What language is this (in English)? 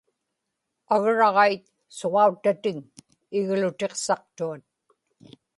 Inupiaq